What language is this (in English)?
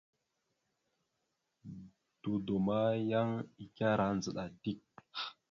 Mada (Cameroon)